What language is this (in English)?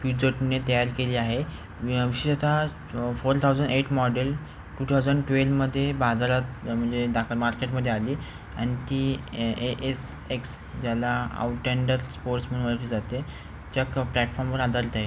Marathi